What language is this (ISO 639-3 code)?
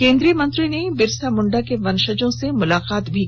hin